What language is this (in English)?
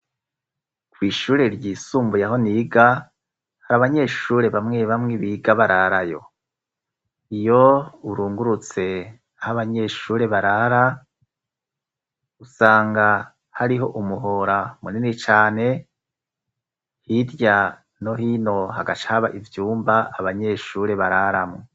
Rundi